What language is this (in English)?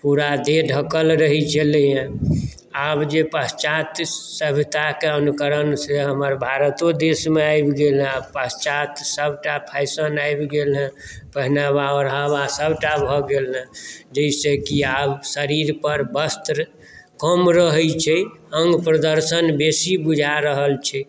Maithili